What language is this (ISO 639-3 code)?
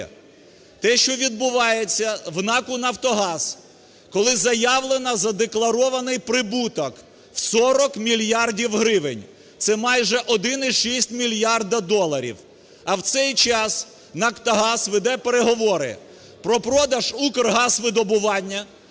ukr